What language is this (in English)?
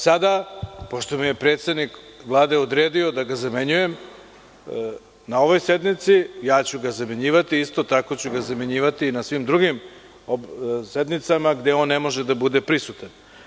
Serbian